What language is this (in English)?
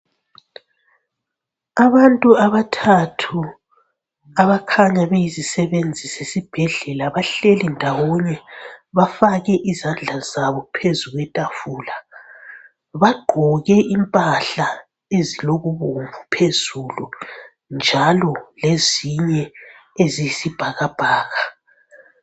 North Ndebele